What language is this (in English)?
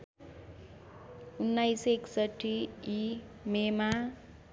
Nepali